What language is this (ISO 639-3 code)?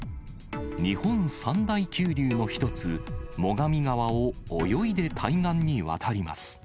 jpn